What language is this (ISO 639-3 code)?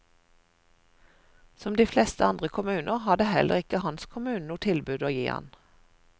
nor